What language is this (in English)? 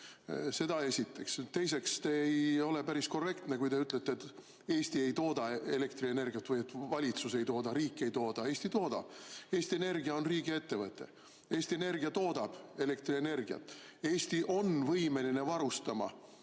Estonian